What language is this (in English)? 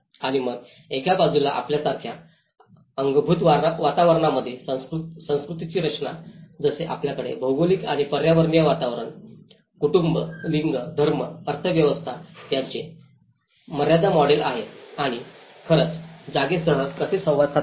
Marathi